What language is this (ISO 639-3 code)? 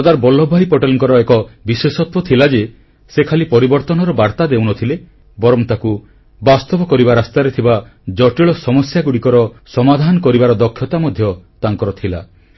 ori